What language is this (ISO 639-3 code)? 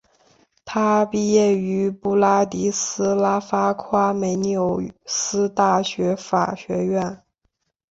zho